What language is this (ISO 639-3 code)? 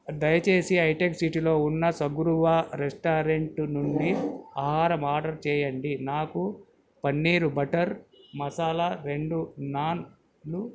tel